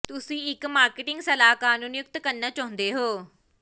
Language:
Punjabi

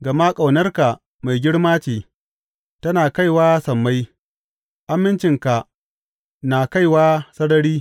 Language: Hausa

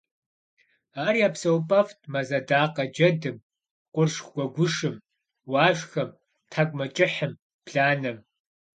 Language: Kabardian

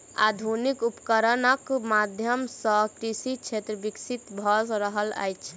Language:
Maithili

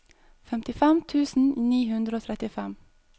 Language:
Norwegian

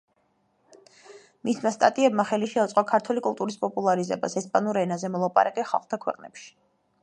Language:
Georgian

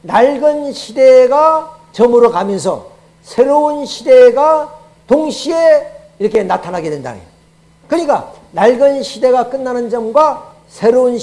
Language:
Korean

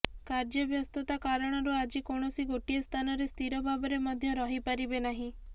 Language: Odia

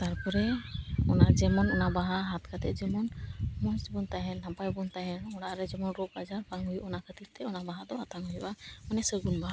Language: Santali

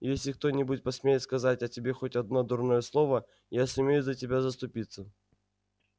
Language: Russian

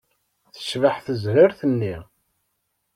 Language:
Kabyle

